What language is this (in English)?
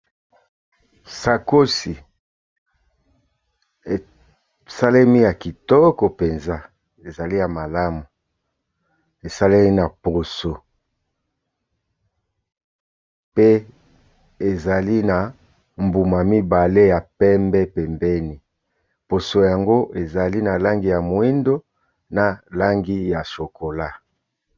Lingala